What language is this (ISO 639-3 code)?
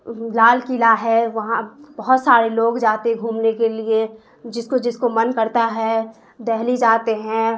urd